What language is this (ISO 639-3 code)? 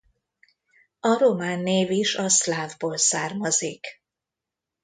hun